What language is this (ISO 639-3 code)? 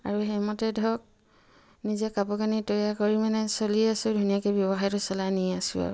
asm